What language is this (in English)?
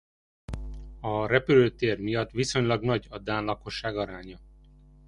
Hungarian